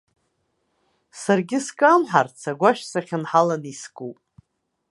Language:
Abkhazian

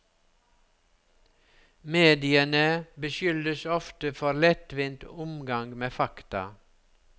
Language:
Norwegian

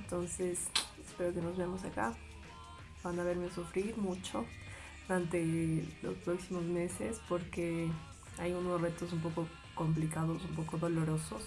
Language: Spanish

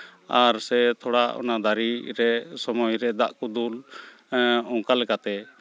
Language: Santali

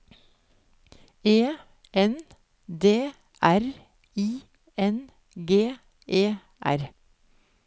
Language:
Norwegian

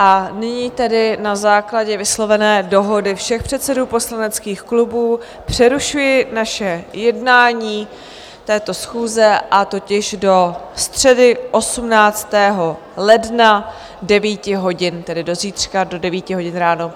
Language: Czech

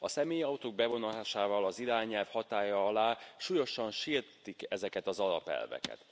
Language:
Hungarian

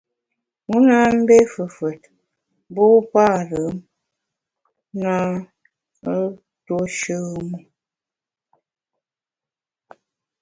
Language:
Bamun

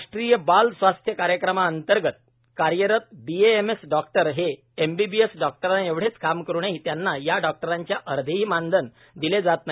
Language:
Marathi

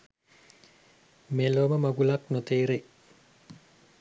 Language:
Sinhala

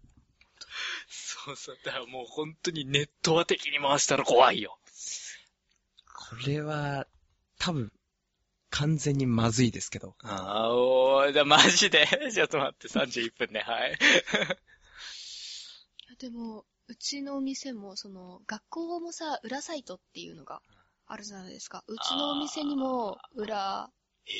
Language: Japanese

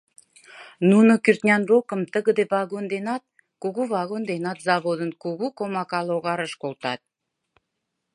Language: Mari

